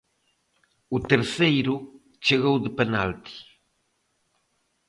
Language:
Galician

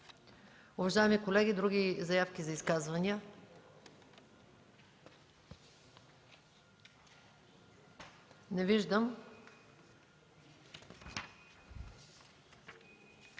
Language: Bulgarian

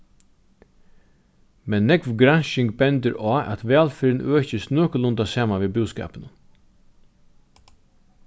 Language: Faroese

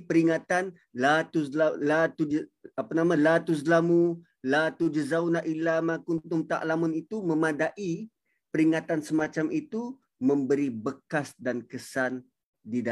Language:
Malay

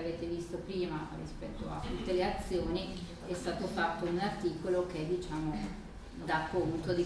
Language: Italian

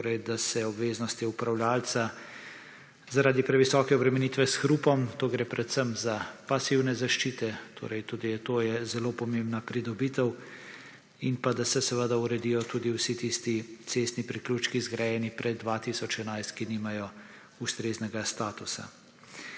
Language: Slovenian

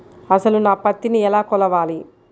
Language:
Telugu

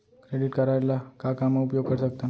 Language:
Chhattisgarhi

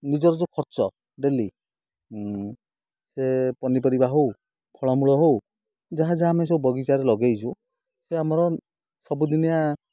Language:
Odia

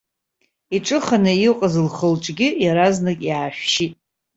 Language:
Abkhazian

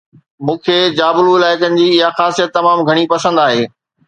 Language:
Sindhi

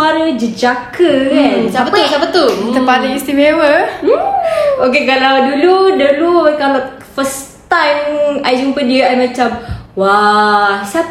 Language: Malay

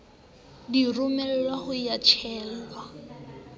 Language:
Southern Sotho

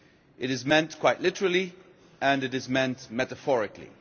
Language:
English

